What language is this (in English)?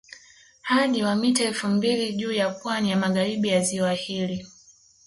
Swahili